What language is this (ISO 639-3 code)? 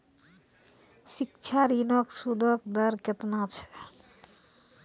mai